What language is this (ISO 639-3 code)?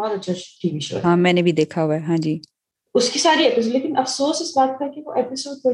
urd